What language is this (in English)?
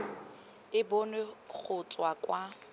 Tswana